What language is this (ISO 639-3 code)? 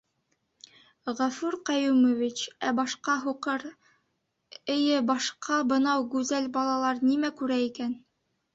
bak